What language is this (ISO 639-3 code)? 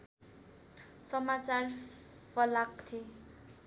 nep